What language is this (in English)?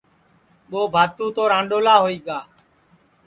Sansi